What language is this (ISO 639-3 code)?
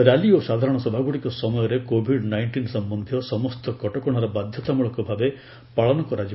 ori